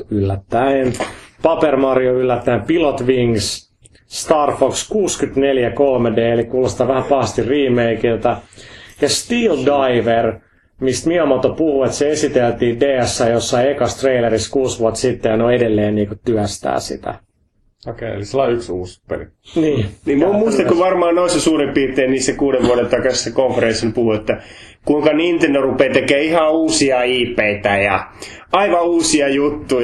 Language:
Finnish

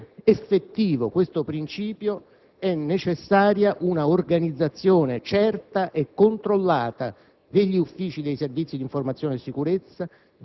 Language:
Italian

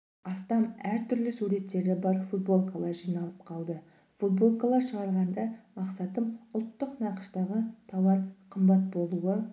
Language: Kazakh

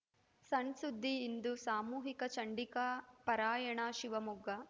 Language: Kannada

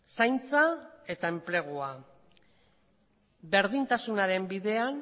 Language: Basque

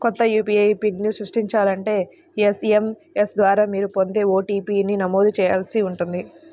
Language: Telugu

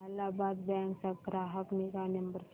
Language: Marathi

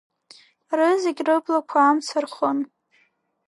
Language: Abkhazian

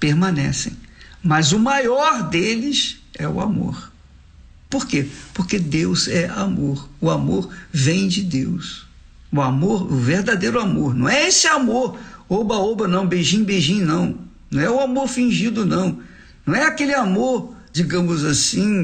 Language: Portuguese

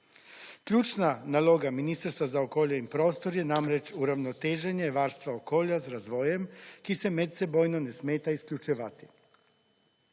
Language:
Slovenian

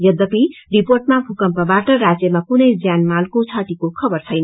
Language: Nepali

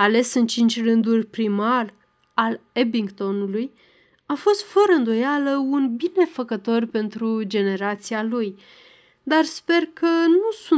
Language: Romanian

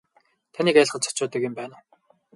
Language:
Mongolian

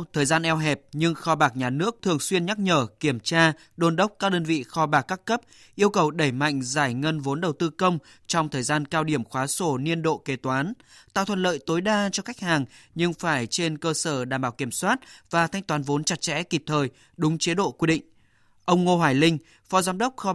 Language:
Vietnamese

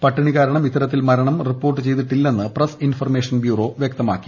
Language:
Malayalam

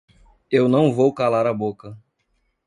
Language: Portuguese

